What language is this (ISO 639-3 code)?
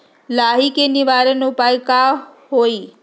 mag